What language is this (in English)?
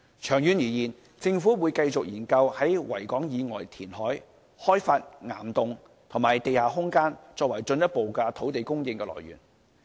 Cantonese